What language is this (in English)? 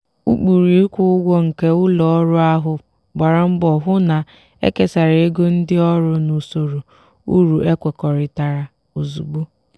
Igbo